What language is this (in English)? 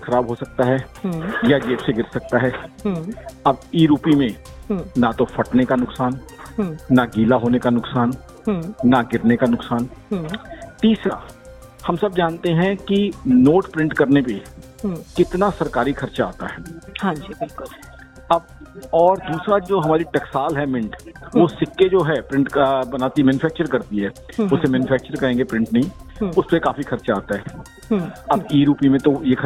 Hindi